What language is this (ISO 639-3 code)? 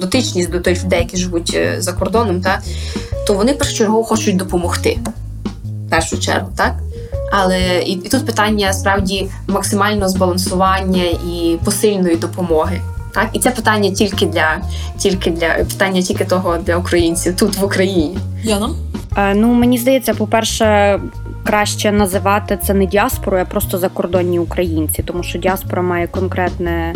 ukr